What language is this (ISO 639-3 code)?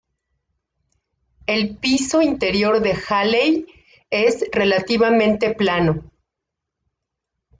spa